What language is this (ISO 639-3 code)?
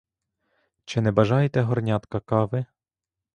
ukr